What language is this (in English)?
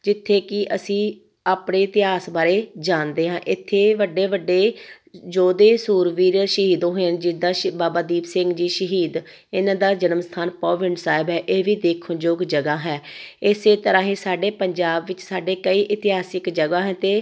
Punjabi